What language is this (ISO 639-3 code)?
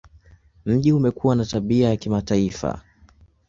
swa